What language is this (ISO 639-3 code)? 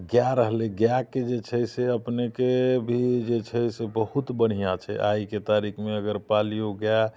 mai